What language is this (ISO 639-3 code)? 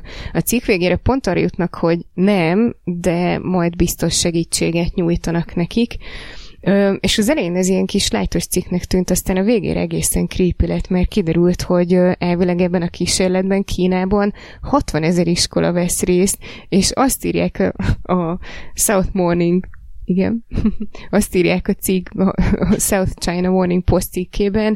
hun